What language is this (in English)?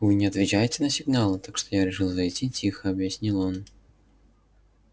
Russian